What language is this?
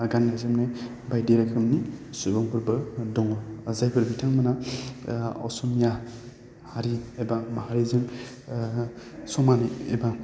Bodo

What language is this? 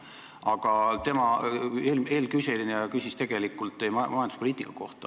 Estonian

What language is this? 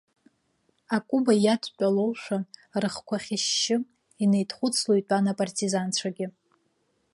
Abkhazian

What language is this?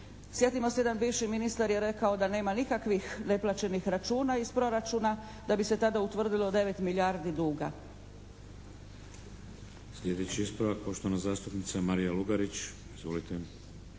Croatian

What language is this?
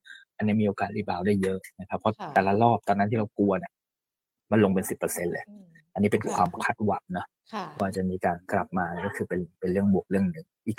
Thai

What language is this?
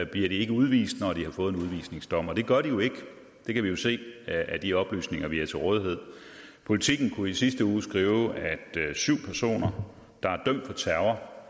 Danish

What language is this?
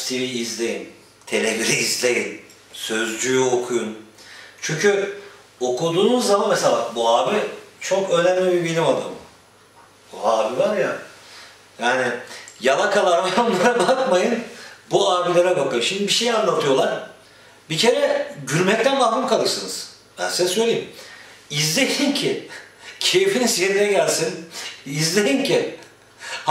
Turkish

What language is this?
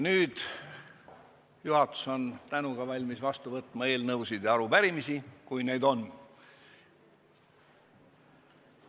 Estonian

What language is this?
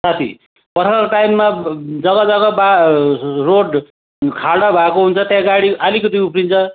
Nepali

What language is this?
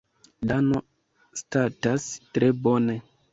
Esperanto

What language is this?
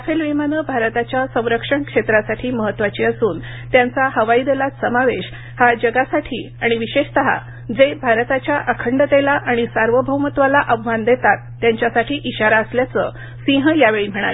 Marathi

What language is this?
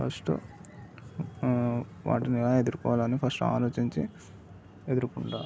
Telugu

